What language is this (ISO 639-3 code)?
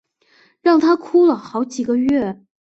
zho